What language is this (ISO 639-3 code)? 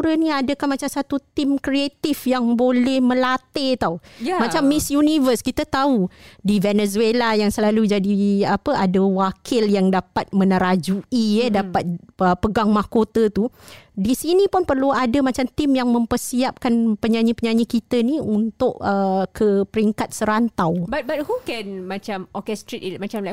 msa